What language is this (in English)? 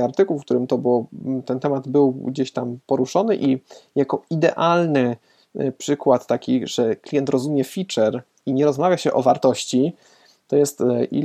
Polish